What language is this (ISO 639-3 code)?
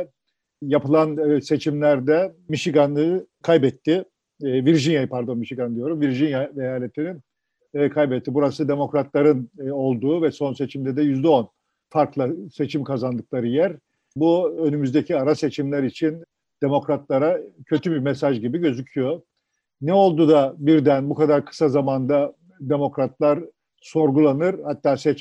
tur